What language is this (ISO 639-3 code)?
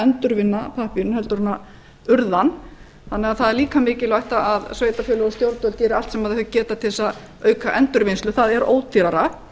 isl